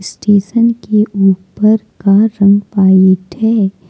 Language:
Hindi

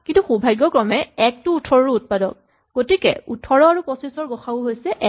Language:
Assamese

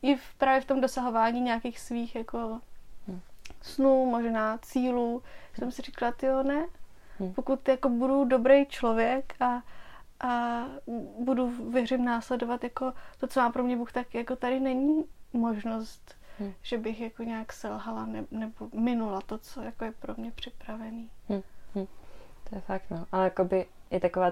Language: Czech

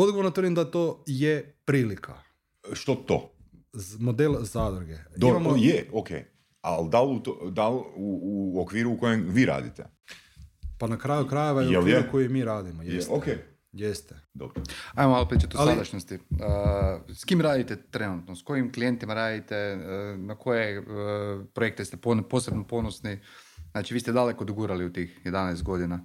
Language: Croatian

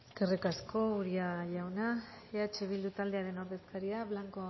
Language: Basque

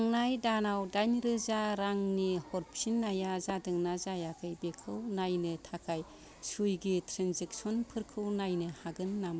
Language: Bodo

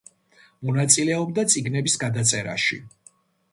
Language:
Georgian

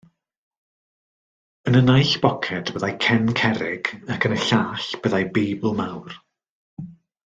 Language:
Welsh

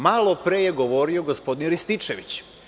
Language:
Serbian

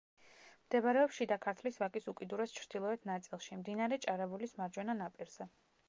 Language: Georgian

